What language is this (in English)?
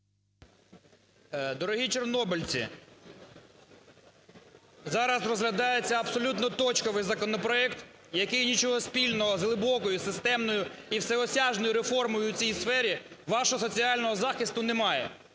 Ukrainian